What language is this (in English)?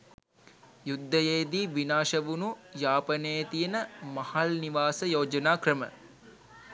Sinhala